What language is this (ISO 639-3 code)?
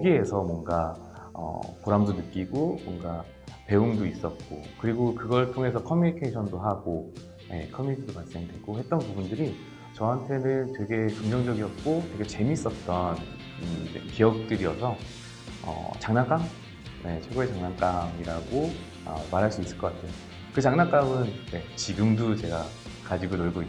kor